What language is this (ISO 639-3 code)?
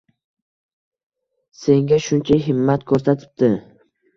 uzb